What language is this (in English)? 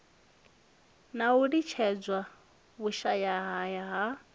Venda